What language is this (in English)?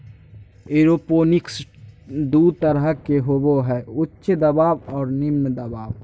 Magahi